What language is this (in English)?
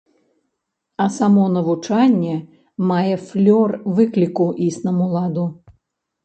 Belarusian